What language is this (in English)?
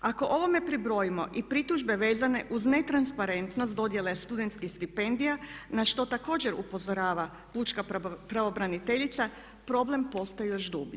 Croatian